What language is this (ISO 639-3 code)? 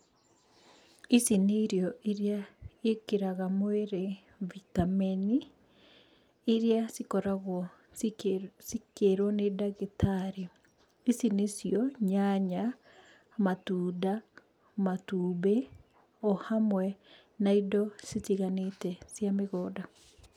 kik